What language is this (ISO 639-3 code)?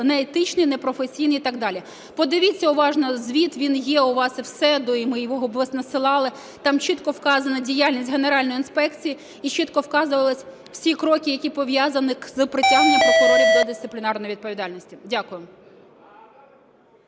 ukr